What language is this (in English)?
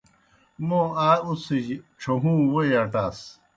Kohistani Shina